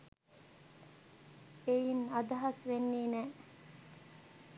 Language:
Sinhala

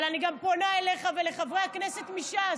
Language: Hebrew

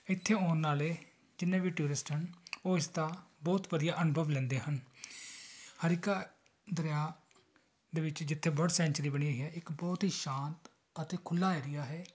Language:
Punjabi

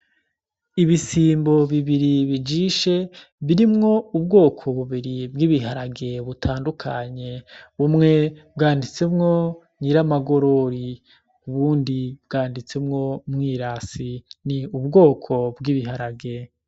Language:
Rundi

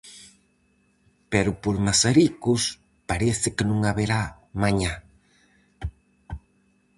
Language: Galician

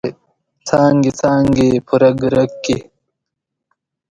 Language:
Pashto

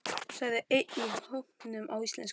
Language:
Icelandic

